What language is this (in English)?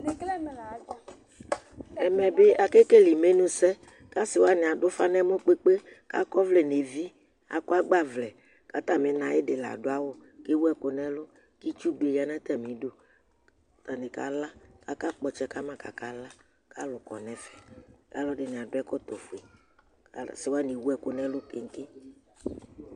Ikposo